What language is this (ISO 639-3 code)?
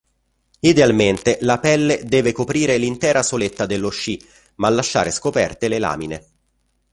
ita